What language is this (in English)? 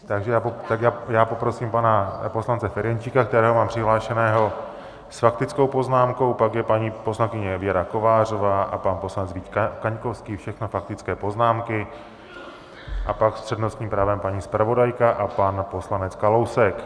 Czech